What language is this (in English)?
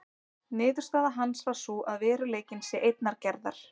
Icelandic